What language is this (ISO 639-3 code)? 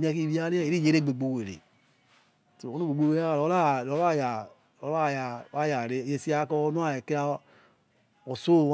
ets